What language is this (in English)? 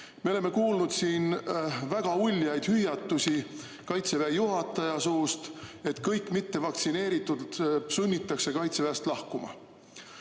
Estonian